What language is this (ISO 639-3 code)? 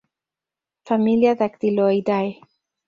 spa